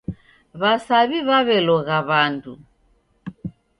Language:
Taita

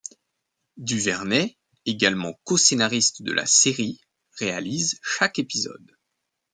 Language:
French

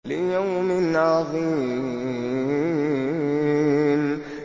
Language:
Arabic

